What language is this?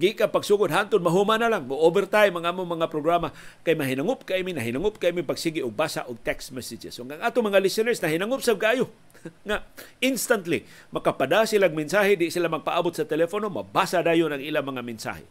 Filipino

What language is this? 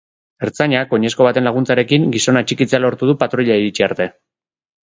Basque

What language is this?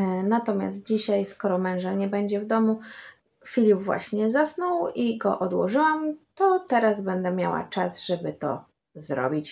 Polish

